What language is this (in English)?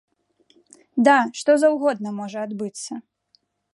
Belarusian